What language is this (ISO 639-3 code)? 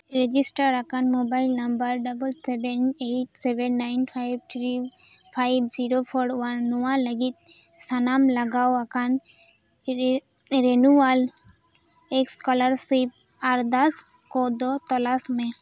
sat